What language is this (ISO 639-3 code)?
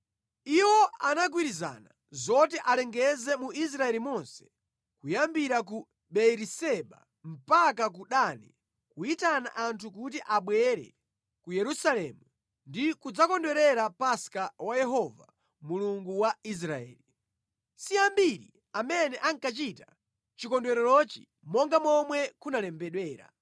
nya